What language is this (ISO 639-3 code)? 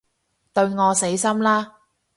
yue